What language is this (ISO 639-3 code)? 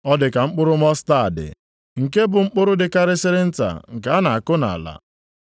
ibo